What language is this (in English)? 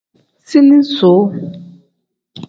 Tem